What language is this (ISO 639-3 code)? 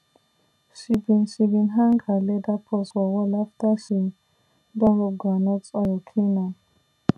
pcm